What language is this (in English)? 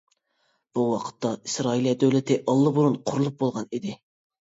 Uyghur